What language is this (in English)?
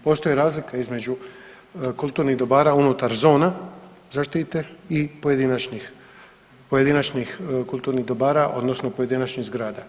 Croatian